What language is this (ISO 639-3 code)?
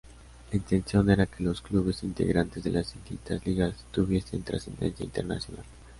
spa